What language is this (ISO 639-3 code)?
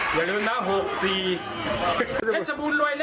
tha